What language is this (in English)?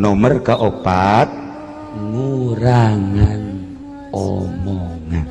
Indonesian